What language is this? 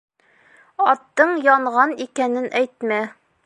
Bashkir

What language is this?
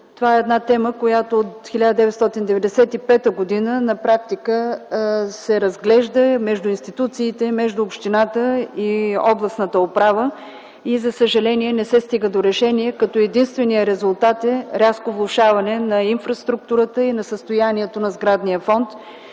Bulgarian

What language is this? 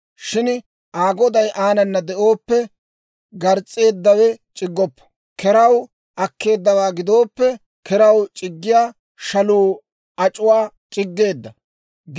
Dawro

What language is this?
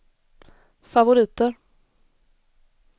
Swedish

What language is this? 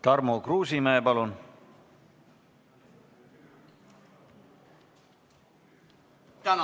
Estonian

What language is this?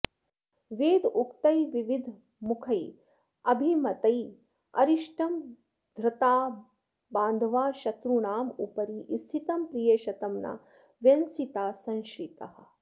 Sanskrit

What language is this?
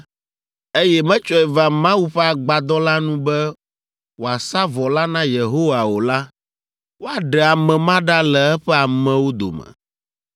Ewe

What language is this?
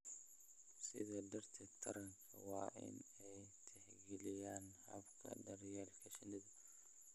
Somali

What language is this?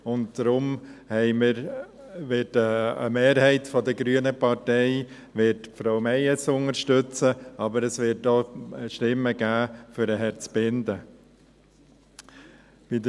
Swiss German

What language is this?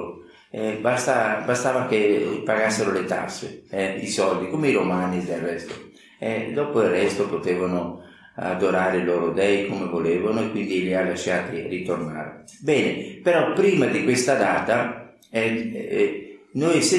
Italian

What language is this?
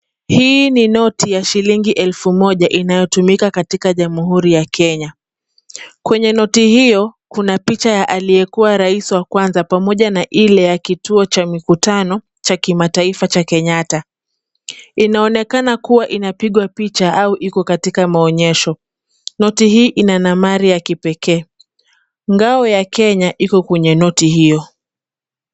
Swahili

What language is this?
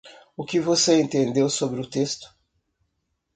Portuguese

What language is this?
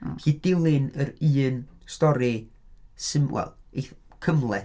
Welsh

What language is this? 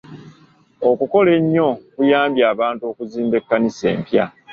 Ganda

